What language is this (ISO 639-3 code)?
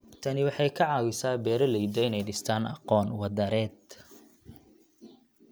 som